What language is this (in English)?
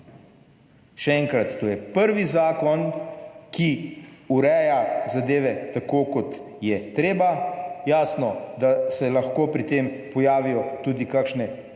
Slovenian